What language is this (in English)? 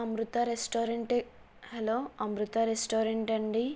Telugu